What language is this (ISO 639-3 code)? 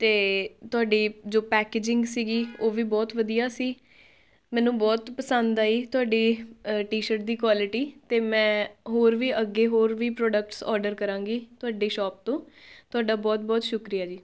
pan